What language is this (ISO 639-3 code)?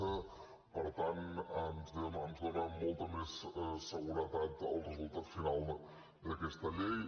cat